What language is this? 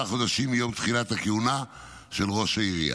Hebrew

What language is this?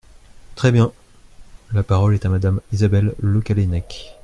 French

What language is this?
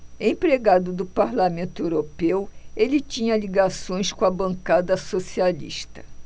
Portuguese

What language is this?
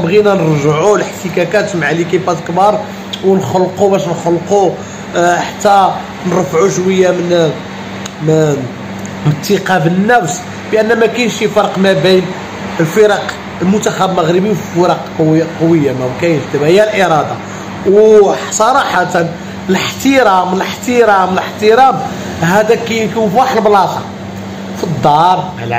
Arabic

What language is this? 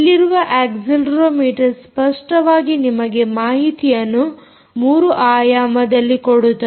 Kannada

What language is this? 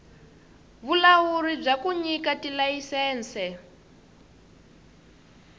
Tsonga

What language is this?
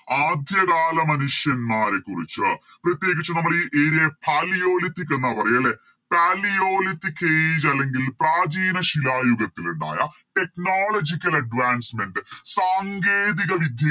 Malayalam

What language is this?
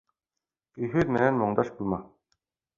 Bashkir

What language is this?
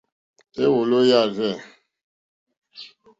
Mokpwe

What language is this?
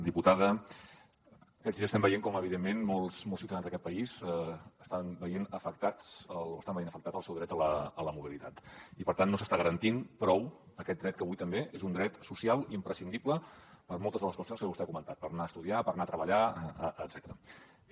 Catalan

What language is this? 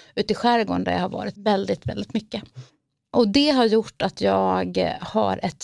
Swedish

